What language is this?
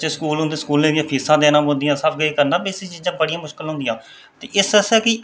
Dogri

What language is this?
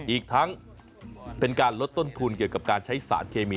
Thai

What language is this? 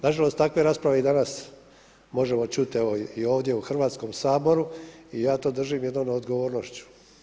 Croatian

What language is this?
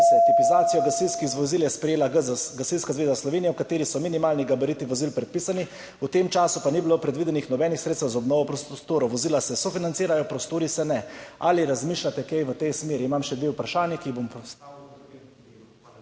Slovenian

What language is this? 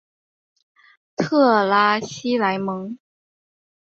Chinese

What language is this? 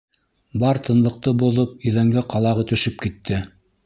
Bashkir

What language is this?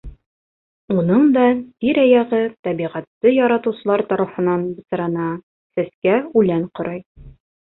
Bashkir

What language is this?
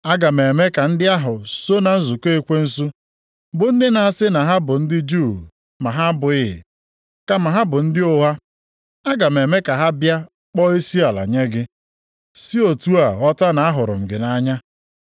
Igbo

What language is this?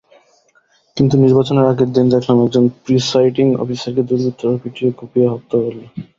Bangla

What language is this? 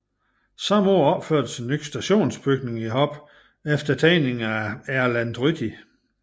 Danish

